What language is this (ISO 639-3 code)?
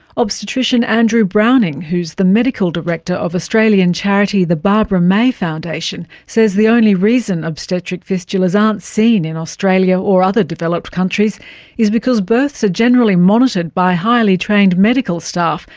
eng